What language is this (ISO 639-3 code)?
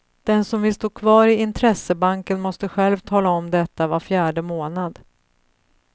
swe